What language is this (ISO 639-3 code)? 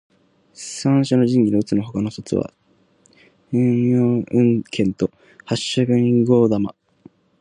jpn